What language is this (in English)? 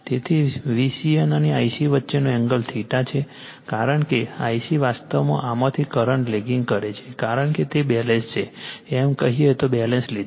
Gujarati